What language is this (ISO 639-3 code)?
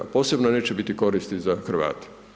hrv